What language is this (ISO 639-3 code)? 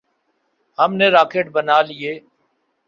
urd